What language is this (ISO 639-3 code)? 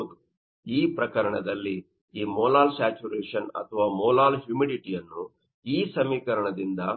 kan